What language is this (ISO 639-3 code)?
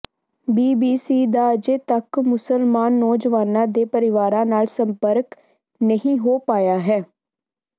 pan